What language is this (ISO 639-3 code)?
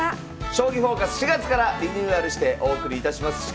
jpn